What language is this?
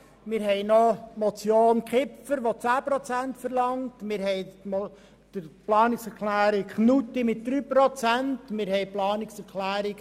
Swiss German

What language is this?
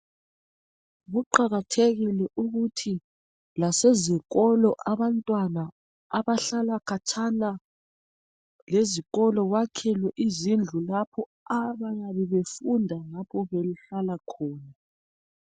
North Ndebele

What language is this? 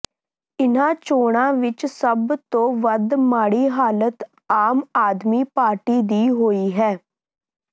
Punjabi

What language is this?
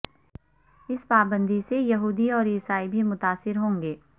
Urdu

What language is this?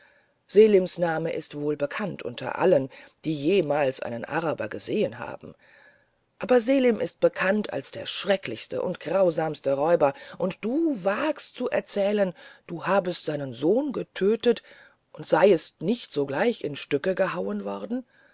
German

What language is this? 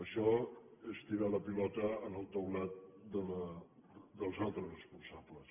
Catalan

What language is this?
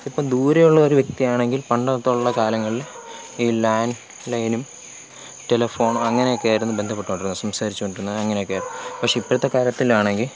Malayalam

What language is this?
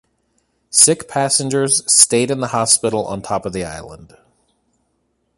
English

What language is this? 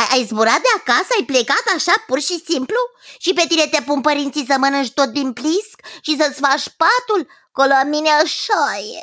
Romanian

